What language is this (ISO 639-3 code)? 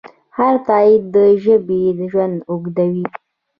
pus